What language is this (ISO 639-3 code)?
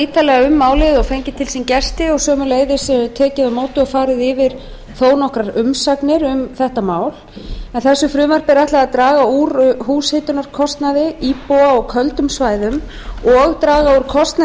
isl